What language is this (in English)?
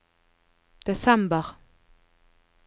Norwegian